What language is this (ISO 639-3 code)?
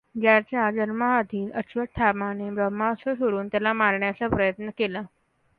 mar